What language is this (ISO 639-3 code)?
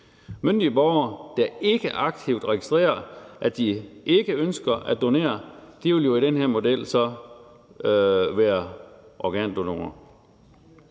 dan